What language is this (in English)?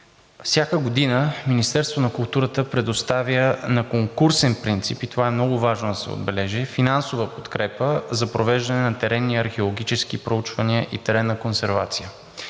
Bulgarian